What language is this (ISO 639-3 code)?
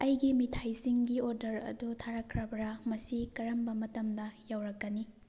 mni